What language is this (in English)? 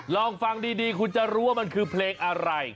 Thai